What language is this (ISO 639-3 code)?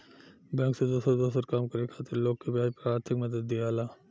bho